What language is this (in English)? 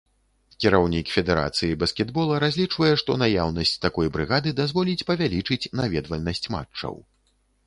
Belarusian